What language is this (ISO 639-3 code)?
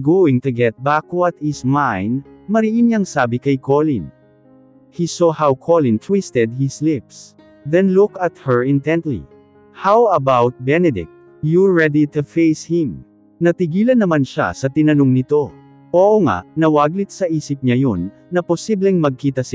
fil